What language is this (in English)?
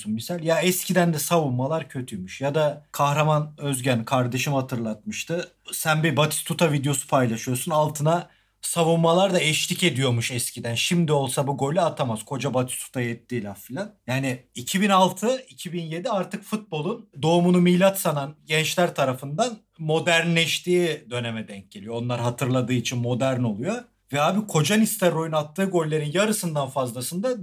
Turkish